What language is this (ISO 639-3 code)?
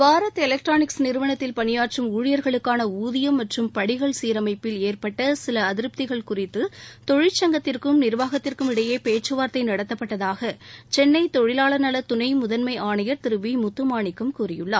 tam